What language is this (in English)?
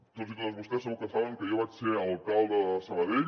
Catalan